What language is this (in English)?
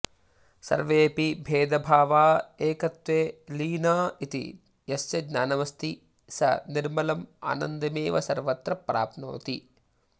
Sanskrit